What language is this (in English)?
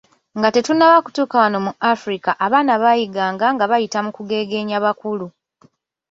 Ganda